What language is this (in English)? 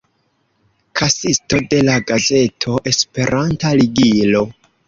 Esperanto